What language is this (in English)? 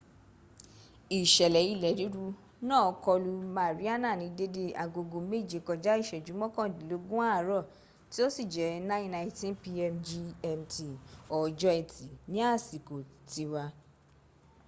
Yoruba